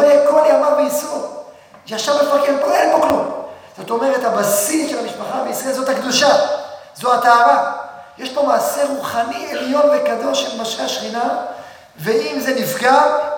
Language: Hebrew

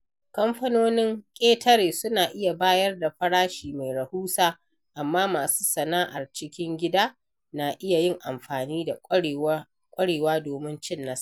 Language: Hausa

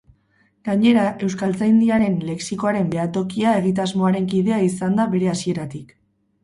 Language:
Basque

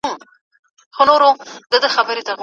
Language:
Pashto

